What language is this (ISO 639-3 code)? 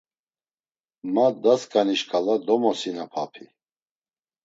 lzz